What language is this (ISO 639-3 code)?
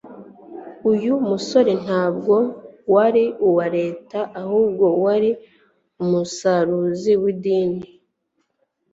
kin